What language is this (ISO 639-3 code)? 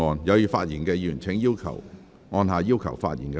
yue